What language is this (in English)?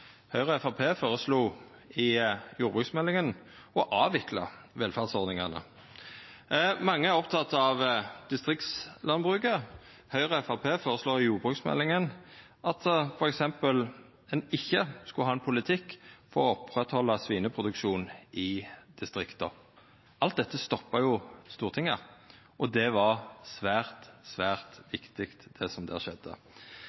Norwegian Nynorsk